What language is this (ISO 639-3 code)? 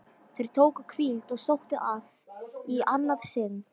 isl